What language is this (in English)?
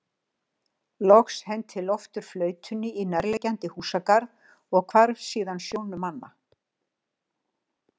Icelandic